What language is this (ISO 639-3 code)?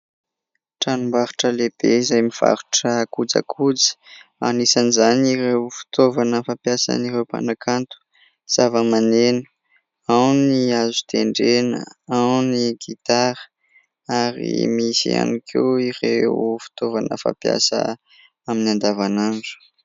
mlg